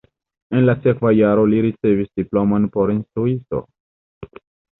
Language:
Esperanto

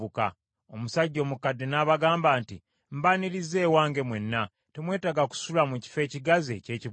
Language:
Ganda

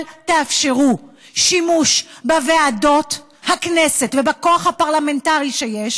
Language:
Hebrew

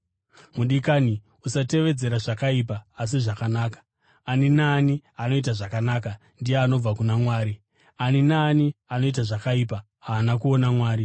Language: Shona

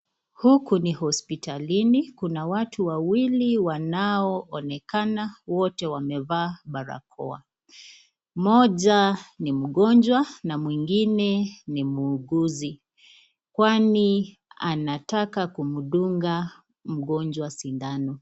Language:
Swahili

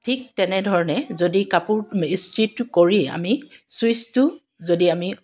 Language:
Assamese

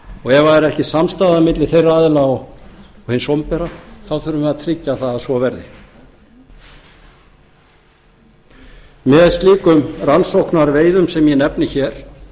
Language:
Icelandic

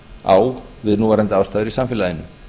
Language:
Icelandic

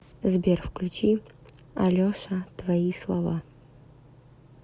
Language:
Russian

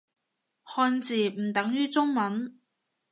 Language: Cantonese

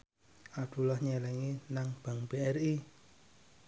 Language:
Javanese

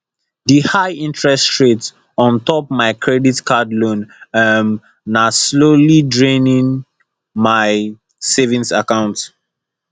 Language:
Nigerian Pidgin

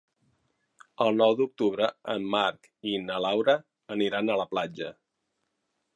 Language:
Catalan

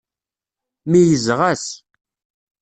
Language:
Kabyle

